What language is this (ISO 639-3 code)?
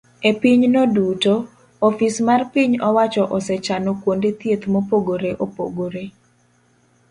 luo